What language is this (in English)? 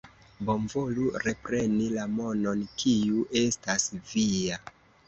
Esperanto